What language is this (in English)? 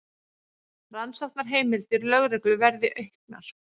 Icelandic